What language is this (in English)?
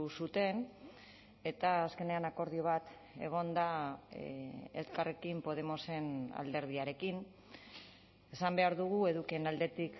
Basque